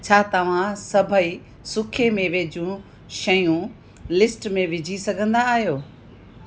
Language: Sindhi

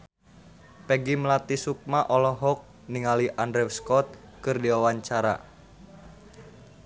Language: Sundanese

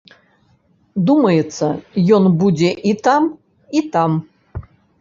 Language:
Belarusian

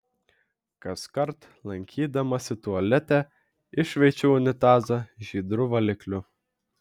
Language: Lithuanian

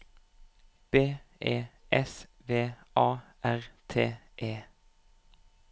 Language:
Norwegian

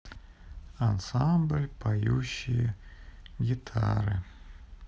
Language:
Russian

